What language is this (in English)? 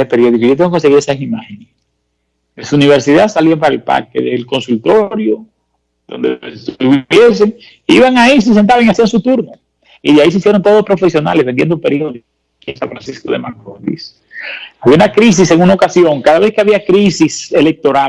Spanish